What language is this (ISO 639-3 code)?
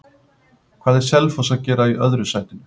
isl